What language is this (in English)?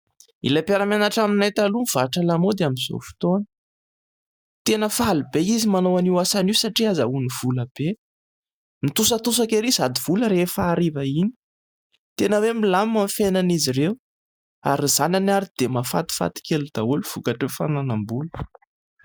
Malagasy